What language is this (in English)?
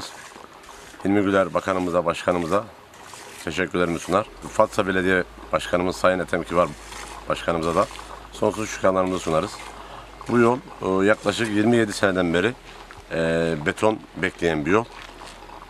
Turkish